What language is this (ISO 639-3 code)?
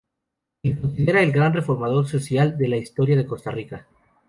spa